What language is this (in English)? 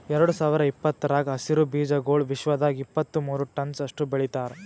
Kannada